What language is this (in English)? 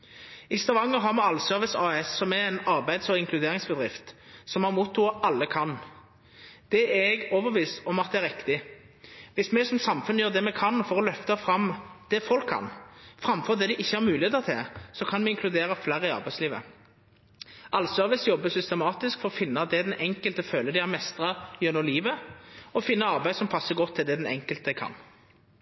Norwegian Nynorsk